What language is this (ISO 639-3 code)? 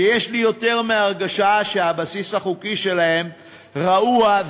heb